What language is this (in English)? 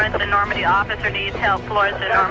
English